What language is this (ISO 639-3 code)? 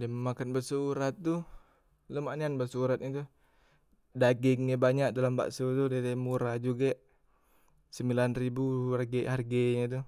mui